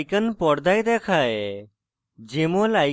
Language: Bangla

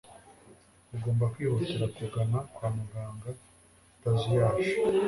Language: Kinyarwanda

